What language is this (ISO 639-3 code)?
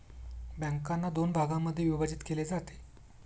mar